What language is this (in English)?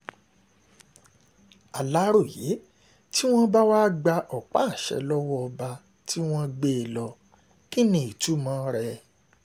Yoruba